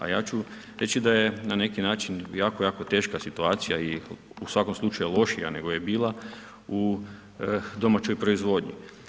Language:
Croatian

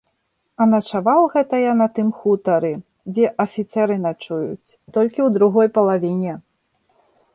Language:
Belarusian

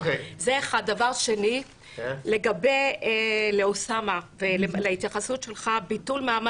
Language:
Hebrew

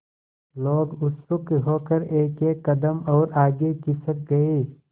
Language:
Hindi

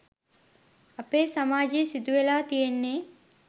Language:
Sinhala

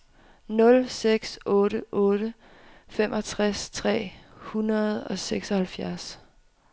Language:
Danish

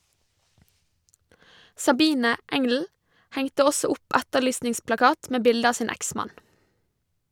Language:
Norwegian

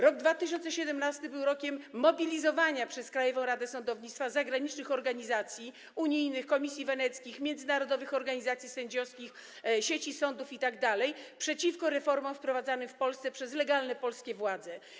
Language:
Polish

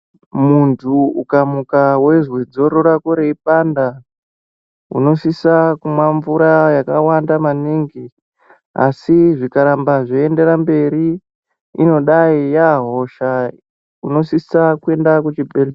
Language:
Ndau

